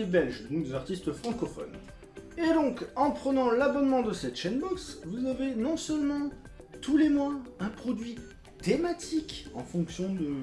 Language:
French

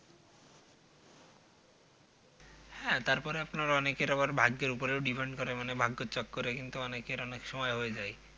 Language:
Bangla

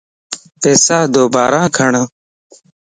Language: Lasi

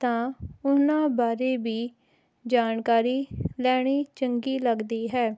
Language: Punjabi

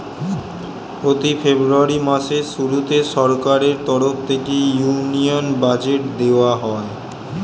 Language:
Bangla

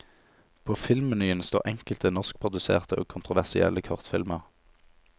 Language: Norwegian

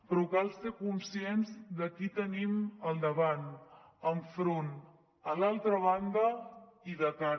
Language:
Catalan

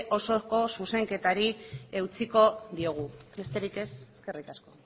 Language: Basque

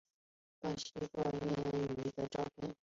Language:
Chinese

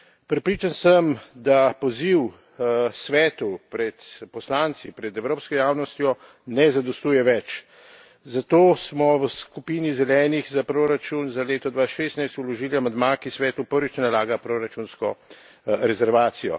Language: Slovenian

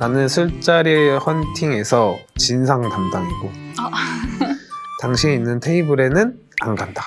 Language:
Korean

